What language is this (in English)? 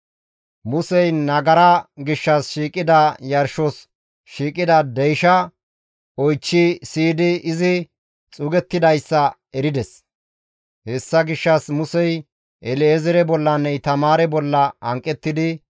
Gamo